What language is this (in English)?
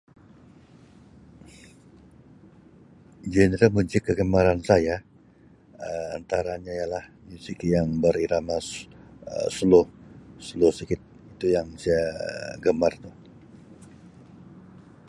Sabah Malay